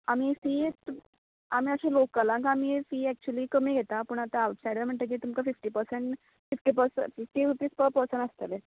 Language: Konkani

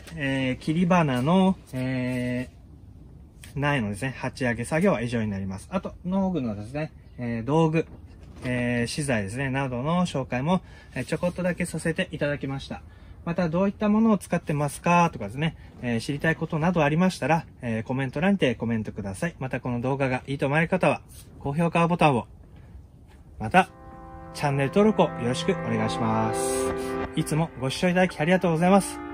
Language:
Japanese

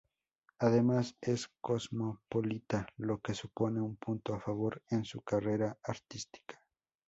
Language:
Spanish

